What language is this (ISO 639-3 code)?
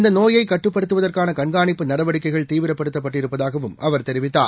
tam